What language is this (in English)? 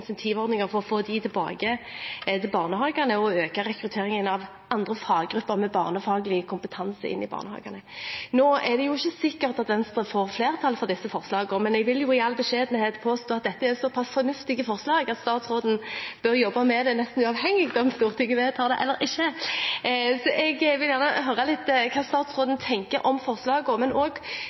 Norwegian Bokmål